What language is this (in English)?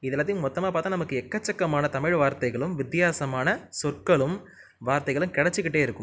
Tamil